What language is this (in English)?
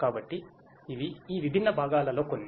Telugu